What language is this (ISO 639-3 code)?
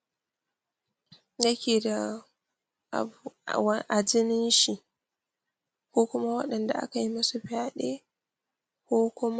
hau